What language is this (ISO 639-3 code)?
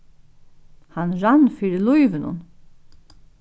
fao